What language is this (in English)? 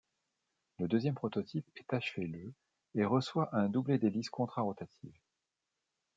French